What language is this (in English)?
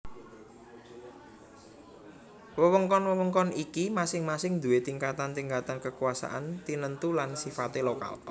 Javanese